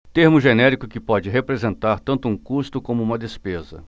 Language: Portuguese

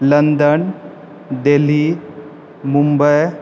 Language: Maithili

